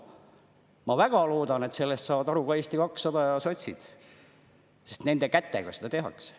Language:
Estonian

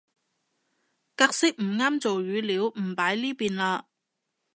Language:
Cantonese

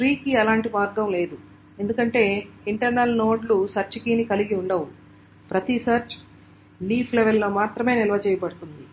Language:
Telugu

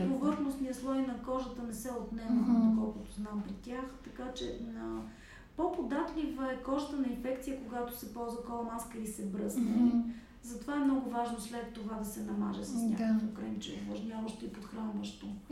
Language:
Bulgarian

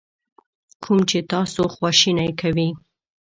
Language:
Pashto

